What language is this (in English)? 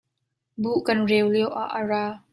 Hakha Chin